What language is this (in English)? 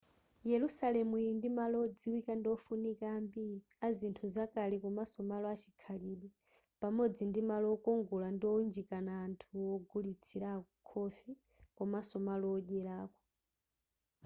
Nyanja